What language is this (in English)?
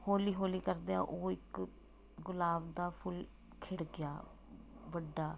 Punjabi